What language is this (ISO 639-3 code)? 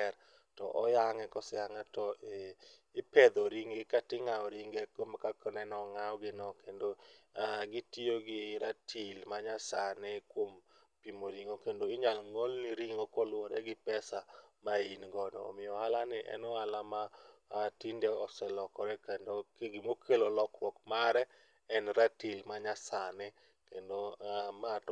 luo